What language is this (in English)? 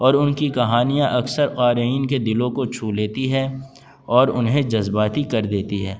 Urdu